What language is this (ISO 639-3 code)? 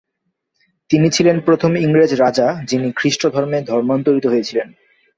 ben